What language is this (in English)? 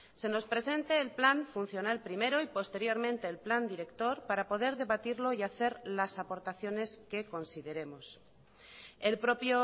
Spanish